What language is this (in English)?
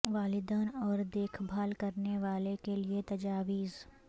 Urdu